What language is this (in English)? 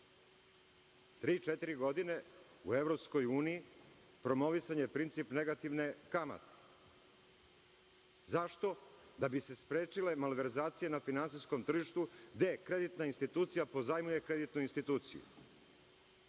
Serbian